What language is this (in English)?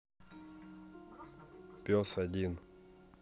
Russian